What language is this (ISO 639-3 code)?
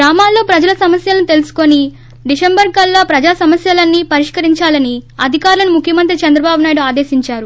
tel